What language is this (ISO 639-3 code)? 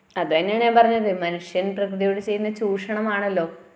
mal